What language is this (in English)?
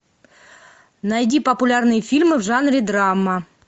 Russian